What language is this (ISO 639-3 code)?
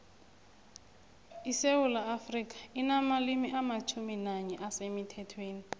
nbl